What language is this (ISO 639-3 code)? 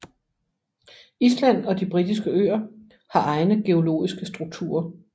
dan